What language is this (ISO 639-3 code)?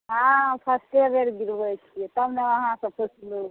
mai